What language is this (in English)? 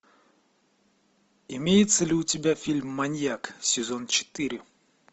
Russian